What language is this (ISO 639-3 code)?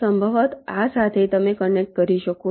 guj